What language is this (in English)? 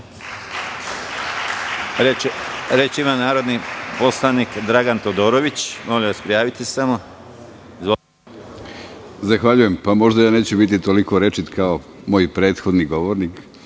Serbian